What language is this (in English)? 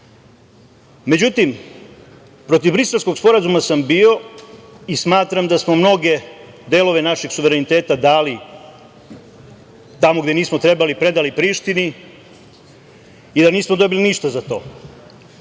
Serbian